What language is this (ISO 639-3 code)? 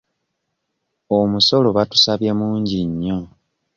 lug